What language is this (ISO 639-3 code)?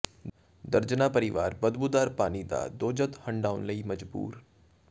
pan